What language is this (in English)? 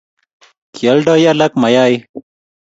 Kalenjin